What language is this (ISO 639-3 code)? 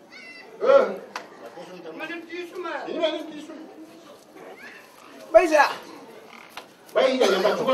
ind